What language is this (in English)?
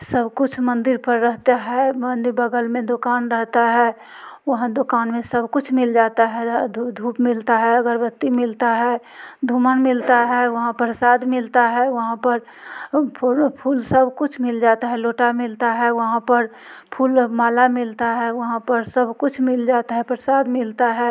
Hindi